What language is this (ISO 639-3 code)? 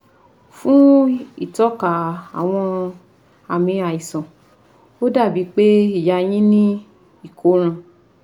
yor